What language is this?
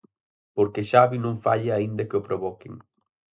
Galician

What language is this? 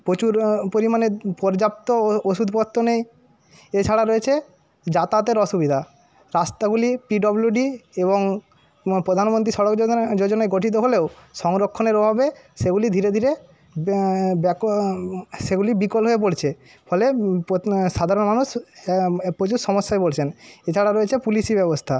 Bangla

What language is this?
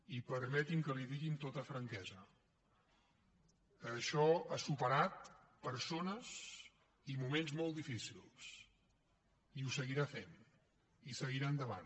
Catalan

